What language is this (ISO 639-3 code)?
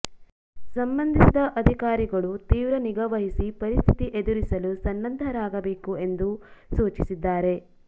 kan